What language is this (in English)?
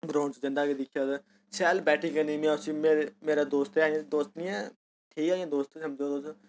Dogri